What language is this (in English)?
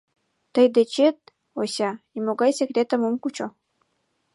Mari